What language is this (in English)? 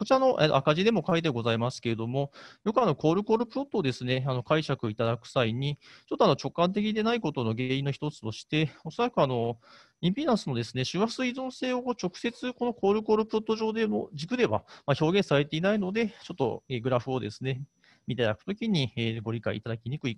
Japanese